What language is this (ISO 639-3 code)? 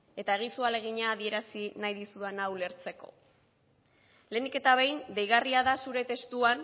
eus